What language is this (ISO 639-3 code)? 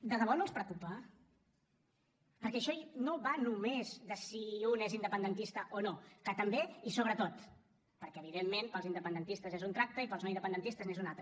cat